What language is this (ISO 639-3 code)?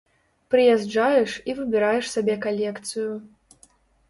bel